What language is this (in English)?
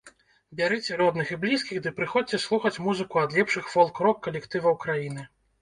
Belarusian